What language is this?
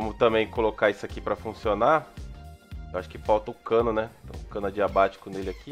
Portuguese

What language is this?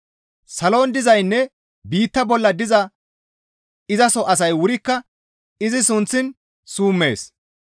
Gamo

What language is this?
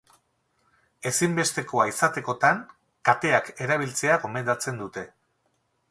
Basque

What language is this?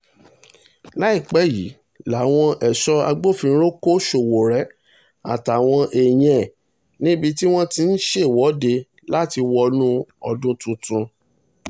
Yoruba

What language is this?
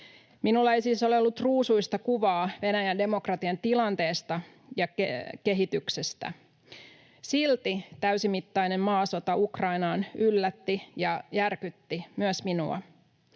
Finnish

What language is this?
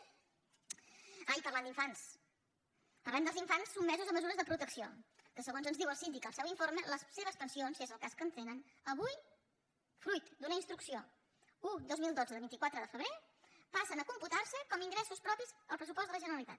Catalan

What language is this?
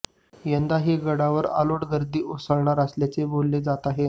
Marathi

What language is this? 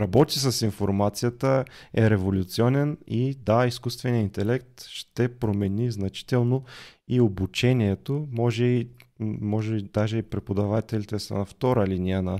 Bulgarian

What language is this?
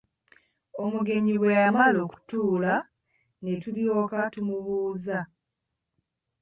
Ganda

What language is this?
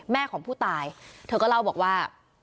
Thai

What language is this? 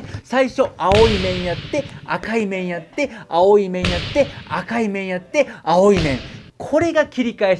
Japanese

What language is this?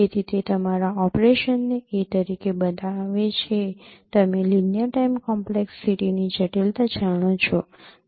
Gujarati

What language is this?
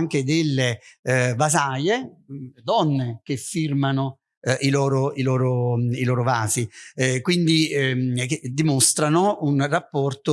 Italian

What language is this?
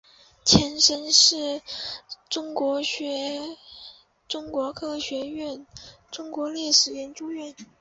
Chinese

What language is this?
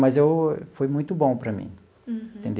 Portuguese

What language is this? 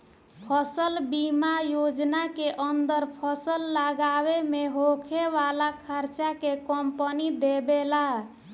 Bhojpuri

